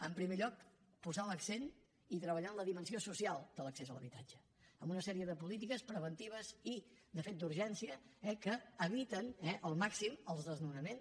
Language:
Catalan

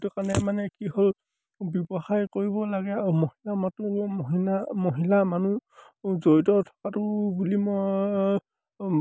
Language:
Assamese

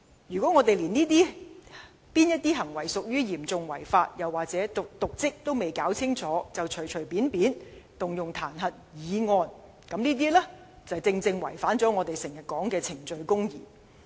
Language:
Cantonese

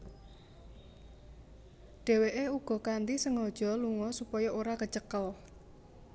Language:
Javanese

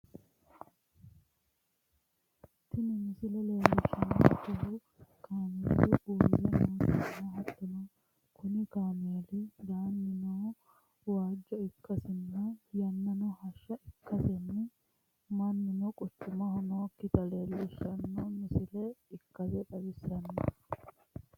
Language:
Sidamo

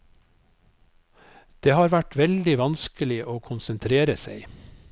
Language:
Norwegian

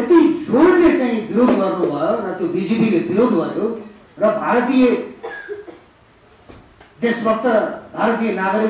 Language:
Indonesian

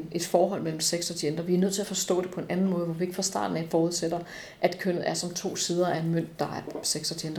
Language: Danish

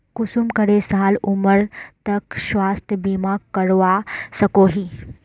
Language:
Magahi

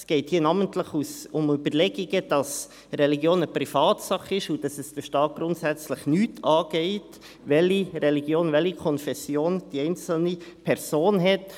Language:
Swiss German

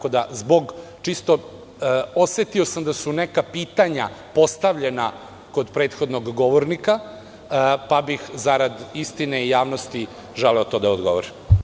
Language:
Serbian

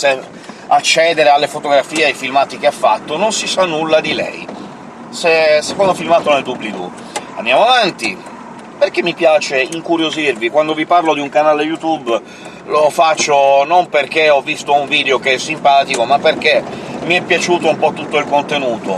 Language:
Italian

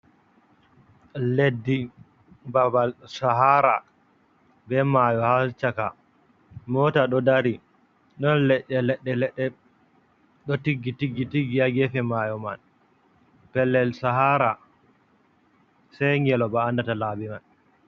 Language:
Fula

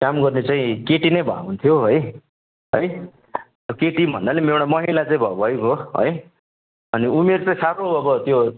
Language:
Nepali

